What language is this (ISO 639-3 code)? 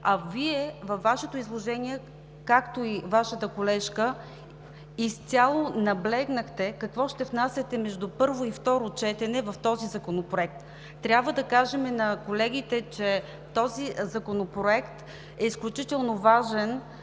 bul